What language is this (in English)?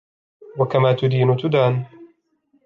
Arabic